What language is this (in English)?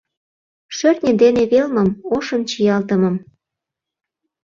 Mari